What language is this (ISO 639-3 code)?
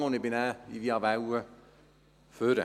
gsw